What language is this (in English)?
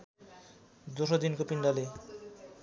Nepali